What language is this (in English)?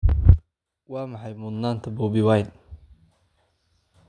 Somali